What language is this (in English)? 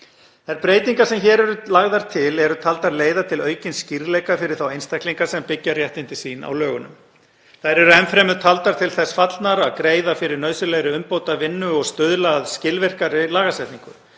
Icelandic